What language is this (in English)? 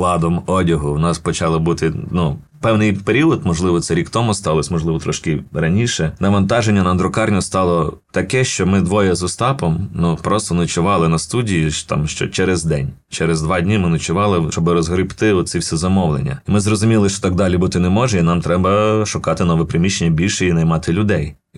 Ukrainian